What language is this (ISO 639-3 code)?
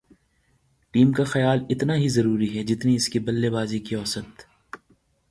urd